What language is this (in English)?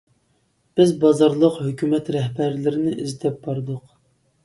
Uyghur